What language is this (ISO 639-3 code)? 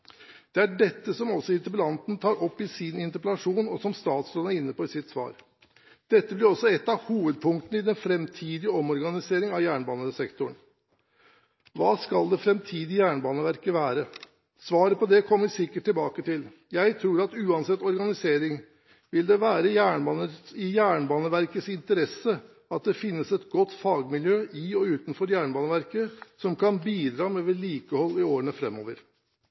nob